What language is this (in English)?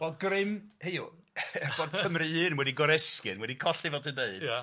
Welsh